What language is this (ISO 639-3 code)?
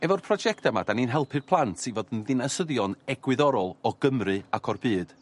cym